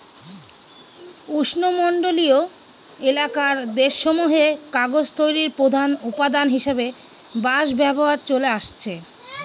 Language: Bangla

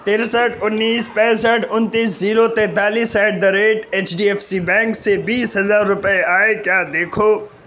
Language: Urdu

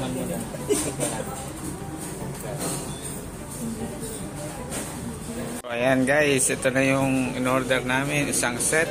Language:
Filipino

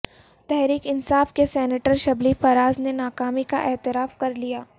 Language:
Urdu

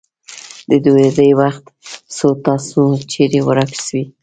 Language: Pashto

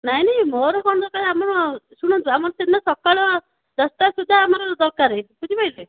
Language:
Odia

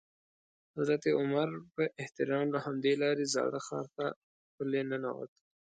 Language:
Pashto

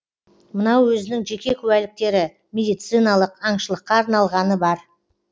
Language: Kazakh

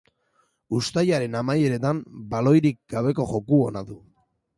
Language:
Basque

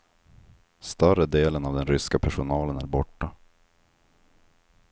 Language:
Swedish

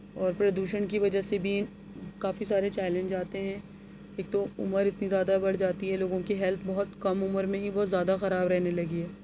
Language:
Urdu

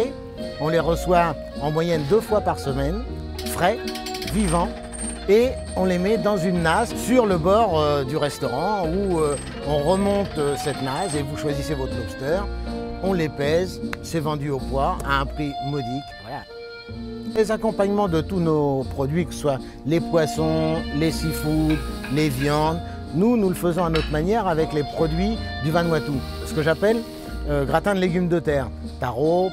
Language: French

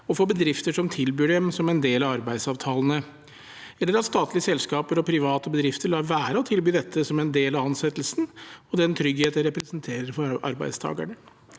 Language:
Norwegian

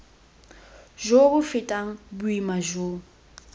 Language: Tswana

